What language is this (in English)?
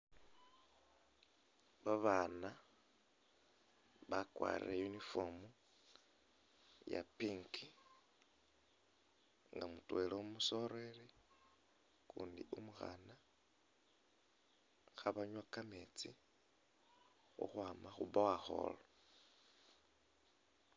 Masaaba